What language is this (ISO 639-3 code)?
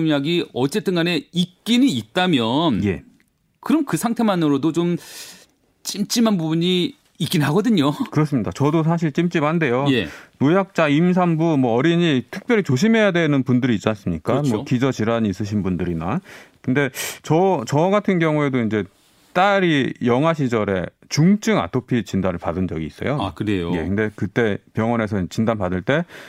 kor